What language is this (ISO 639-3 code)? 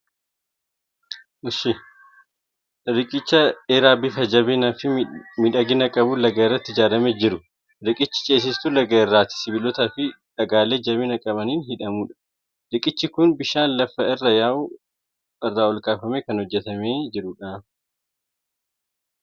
orm